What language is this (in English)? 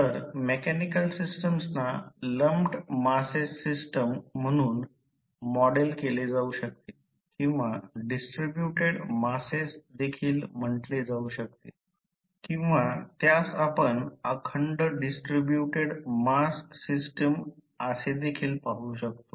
Marathi